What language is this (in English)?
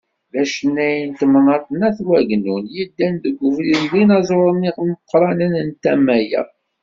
Kabyle